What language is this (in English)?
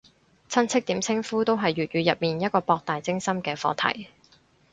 Cantonese